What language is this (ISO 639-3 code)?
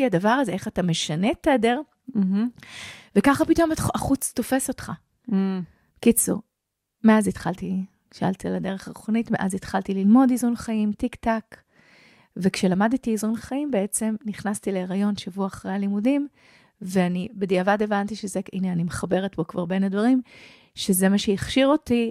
heb